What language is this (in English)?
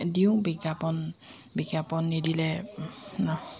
Assamese